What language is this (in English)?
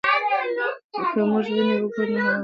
Pashto